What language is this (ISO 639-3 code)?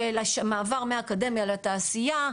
heb